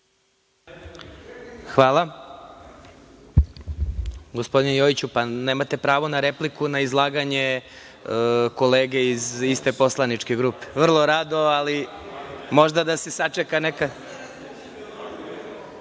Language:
Serbian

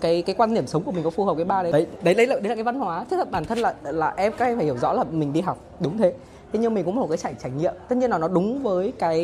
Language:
Vietnamese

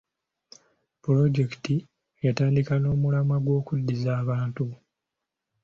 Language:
Ganda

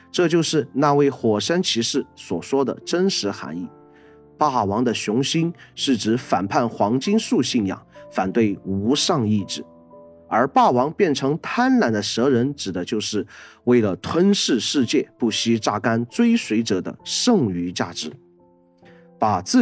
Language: Chinese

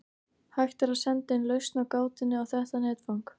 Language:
Icelandic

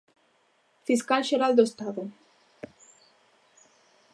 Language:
Galician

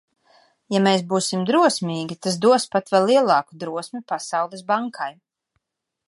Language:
Latvian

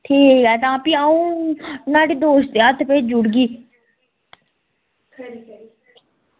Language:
Dogri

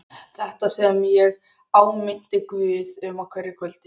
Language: Icelandic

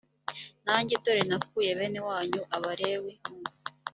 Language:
Kinyarwanda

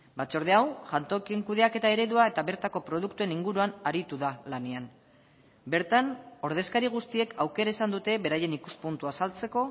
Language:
Basque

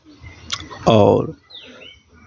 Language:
Maithili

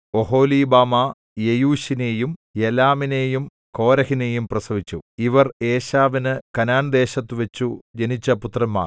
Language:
Malayalam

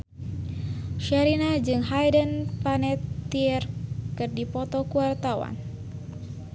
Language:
Sundanese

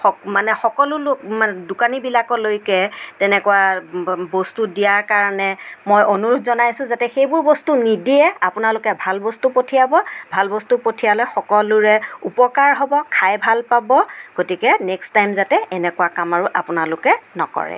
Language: Assamese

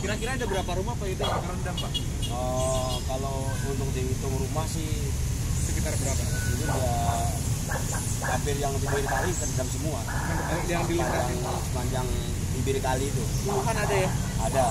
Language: Indonesian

